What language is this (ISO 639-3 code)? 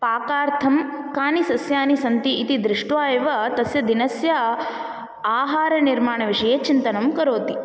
san